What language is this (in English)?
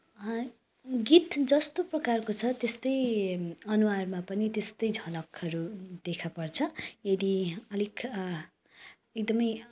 Nepali